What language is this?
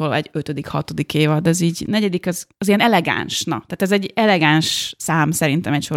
Hungarian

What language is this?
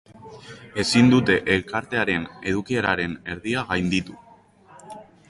Basque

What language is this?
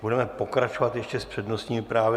Czech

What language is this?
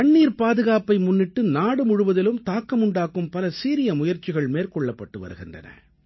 Tamil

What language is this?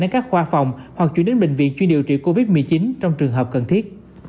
Vietnamese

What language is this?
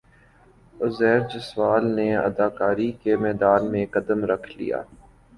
Urdu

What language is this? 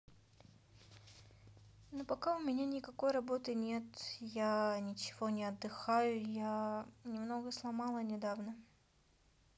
Russian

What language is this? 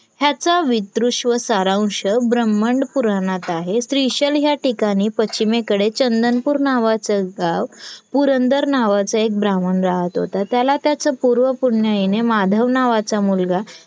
Marathi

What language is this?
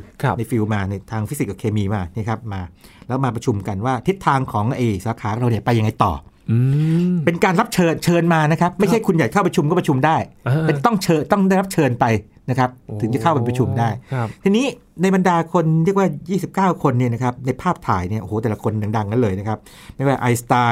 Thai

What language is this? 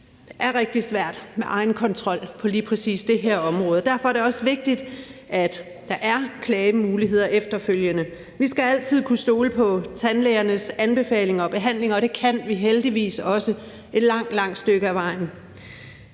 Danish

